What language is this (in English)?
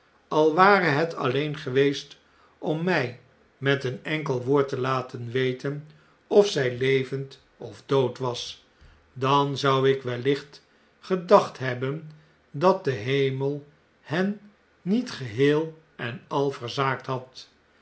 Dutch